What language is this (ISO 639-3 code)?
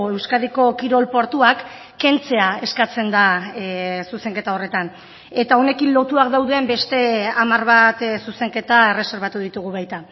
eus